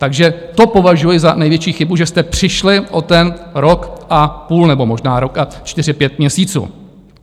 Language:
Czech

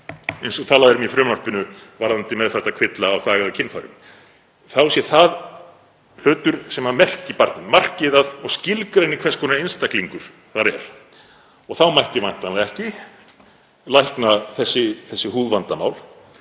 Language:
Icelandic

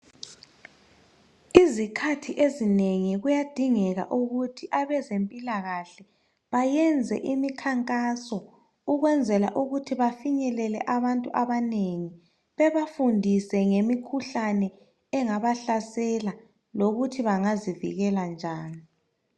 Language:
North Ndebele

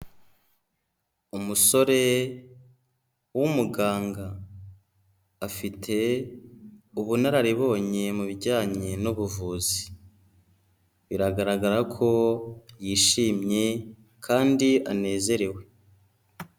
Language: Kinyarwanda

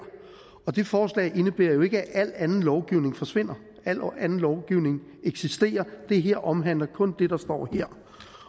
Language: Danish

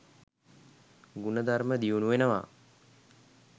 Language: Sinhala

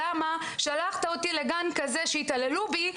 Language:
Hebrew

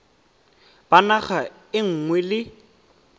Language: Tswana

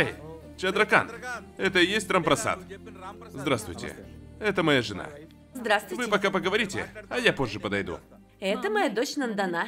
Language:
Russian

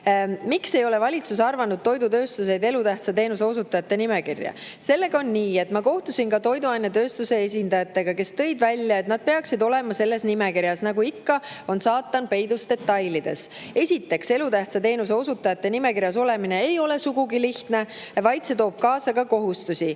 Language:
Estonian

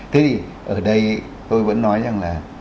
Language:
Vietnamese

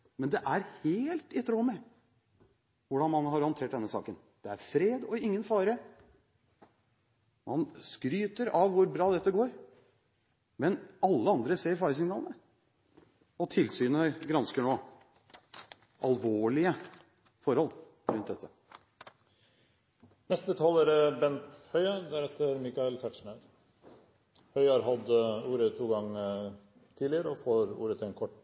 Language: Norwegian Bokmål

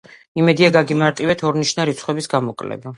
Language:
Georgian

